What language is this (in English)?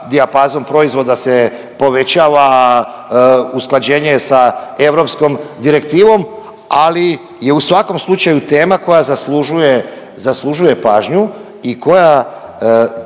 Croatian